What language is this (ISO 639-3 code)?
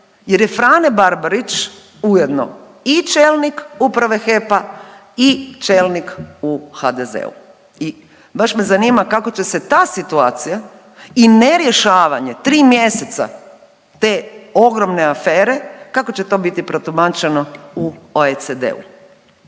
hrv